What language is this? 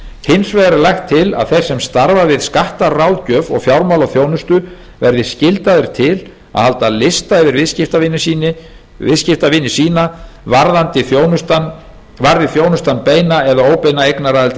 Icelandic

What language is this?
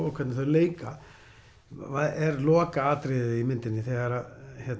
Icelandic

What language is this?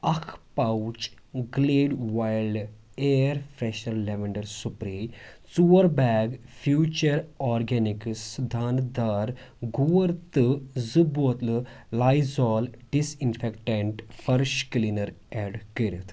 Kashmiri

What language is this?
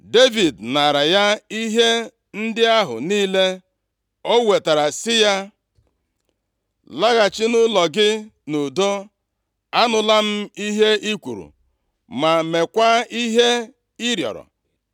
Igbo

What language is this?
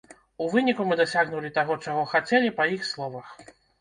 Belarusian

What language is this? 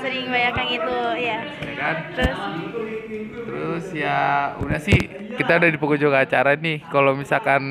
Indonesian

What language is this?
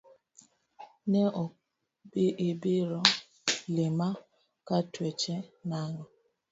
Luo (Kenya and Tanzania)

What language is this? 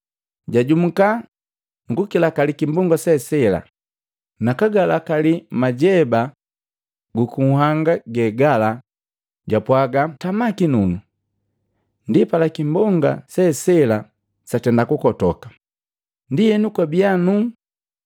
Matengo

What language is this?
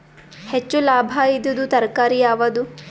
Kannada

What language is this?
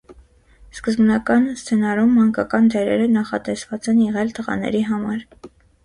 Armenian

